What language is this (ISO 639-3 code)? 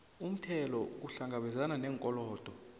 nbl